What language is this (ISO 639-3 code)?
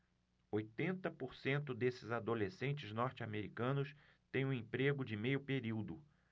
por